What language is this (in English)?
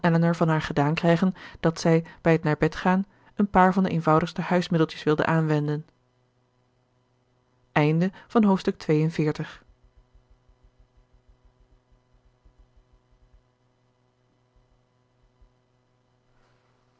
Dutch